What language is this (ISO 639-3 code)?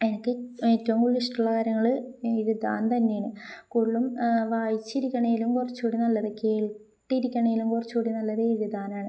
mal